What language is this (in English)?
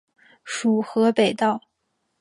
Chinese